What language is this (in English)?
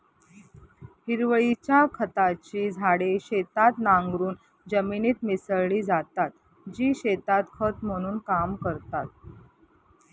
Marathi